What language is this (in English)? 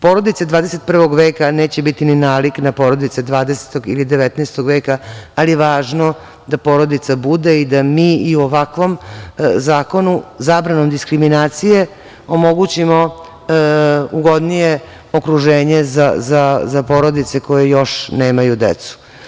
Serbian